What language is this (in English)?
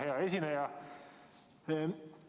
Estonian